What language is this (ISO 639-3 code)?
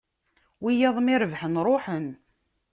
kab